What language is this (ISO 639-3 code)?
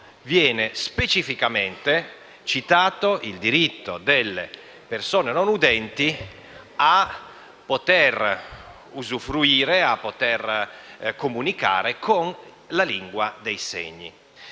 ita